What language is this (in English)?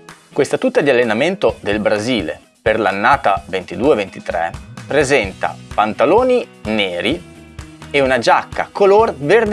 Italian